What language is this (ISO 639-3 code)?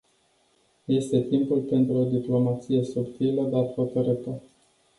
ron